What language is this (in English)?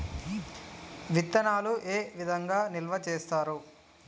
Telugu